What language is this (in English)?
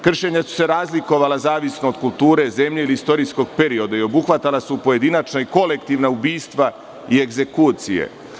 Serbian